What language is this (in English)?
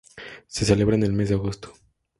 Spanish